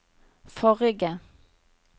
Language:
Norwegian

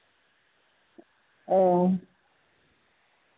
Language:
Santali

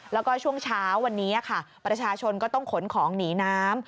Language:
Thai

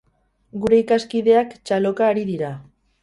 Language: Basque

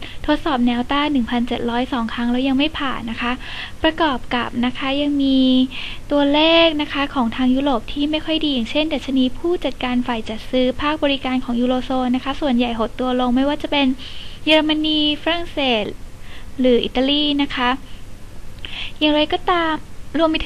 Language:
Thai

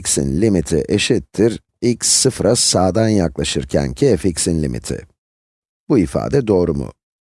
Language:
Turkish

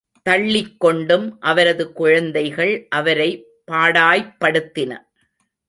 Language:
Tamil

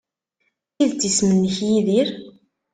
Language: Kabyle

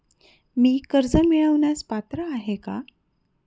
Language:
Marathi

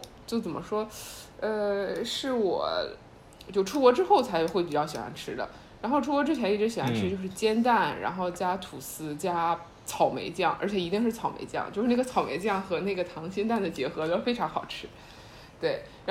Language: Chinese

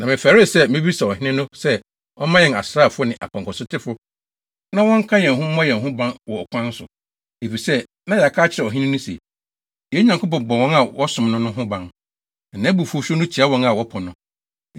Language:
Akan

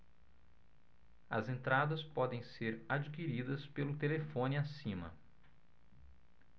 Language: Portuguese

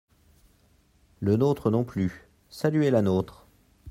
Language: French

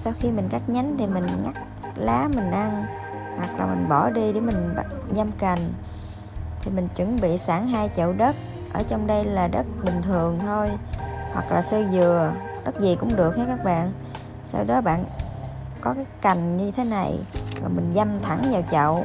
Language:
Vietnamese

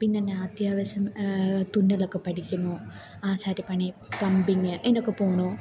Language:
Malayalam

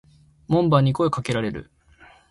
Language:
Japanese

